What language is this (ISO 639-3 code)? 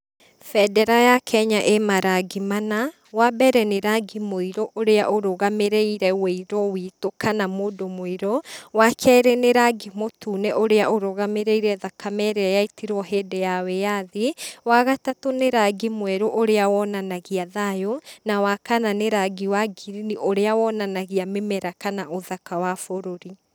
kik